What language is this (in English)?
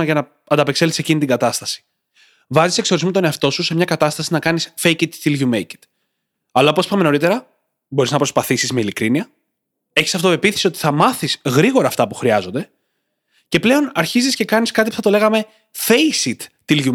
Greek